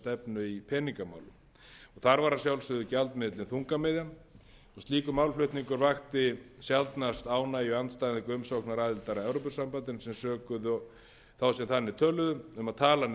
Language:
Icelandic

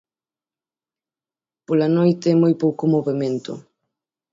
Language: Galician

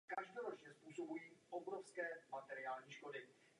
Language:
Czech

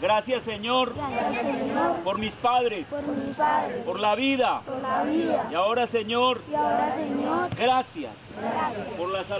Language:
Spanish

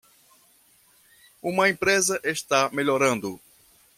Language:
Portuguese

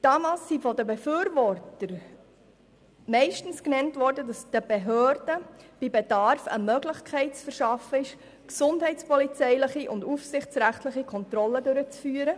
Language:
Swiss German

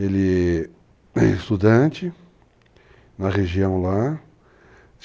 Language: Portuguese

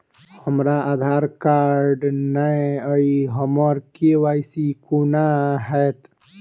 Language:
Maithili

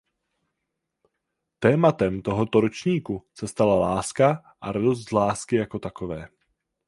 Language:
Czech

